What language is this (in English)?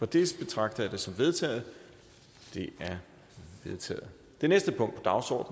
Danish